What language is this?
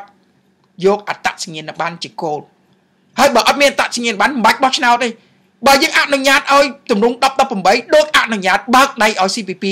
Vietnamese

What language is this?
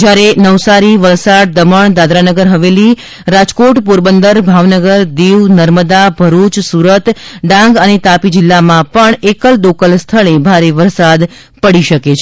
Gujarati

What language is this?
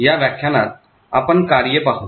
Marathi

